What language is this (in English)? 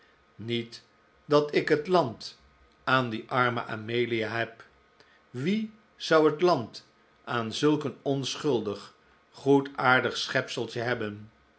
Dutch